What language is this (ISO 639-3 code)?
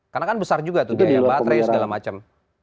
ind